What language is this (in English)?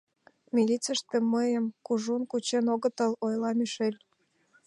Mari